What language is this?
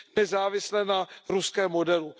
Czech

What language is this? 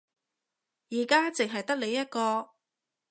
Cantonese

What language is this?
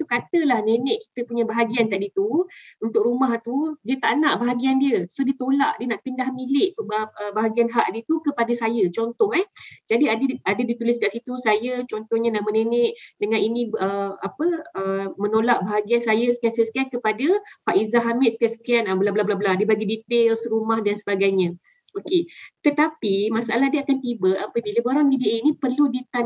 Malay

